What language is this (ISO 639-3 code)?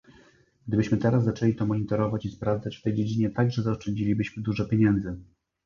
pol